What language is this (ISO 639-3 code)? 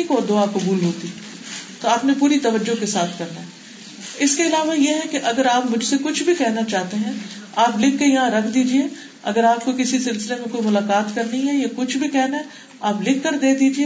urd